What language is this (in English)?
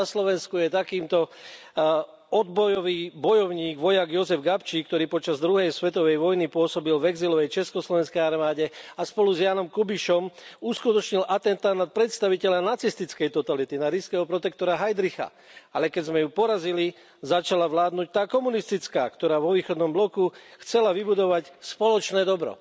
Slovak